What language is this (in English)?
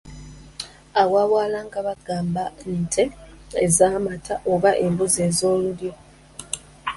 Ganda